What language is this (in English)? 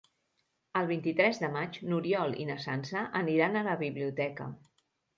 Catalan